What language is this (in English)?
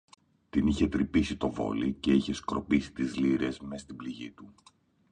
Greek